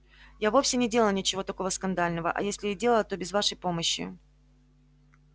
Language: Russian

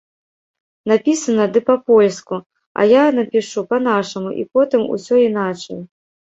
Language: Belarusian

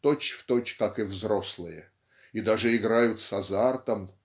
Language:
Russian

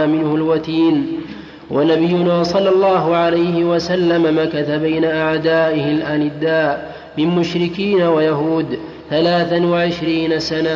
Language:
Arabic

